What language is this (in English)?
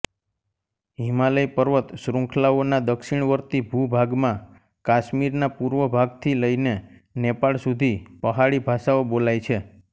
Gujarati